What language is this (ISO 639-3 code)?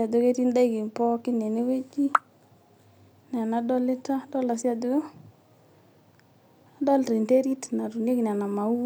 mas